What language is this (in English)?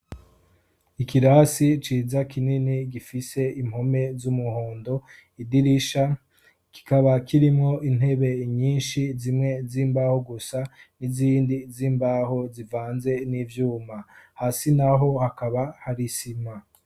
Rundi